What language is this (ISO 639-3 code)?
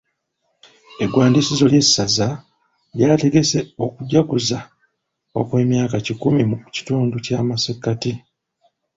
lug